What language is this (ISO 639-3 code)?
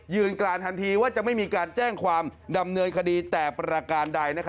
tha